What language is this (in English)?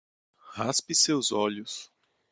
Portuguese